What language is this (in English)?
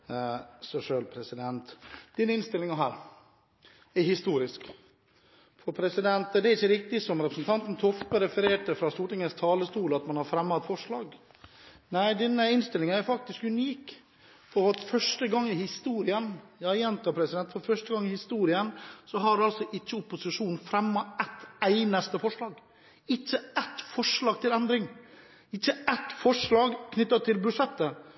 Norwegian Bokmål